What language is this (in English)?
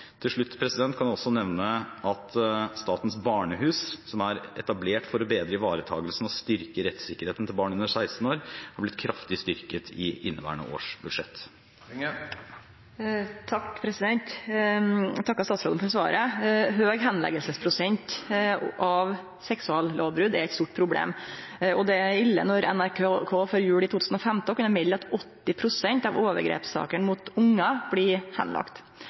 Norwegian